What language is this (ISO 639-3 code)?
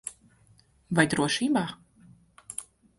lav